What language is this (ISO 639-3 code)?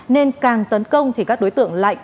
vie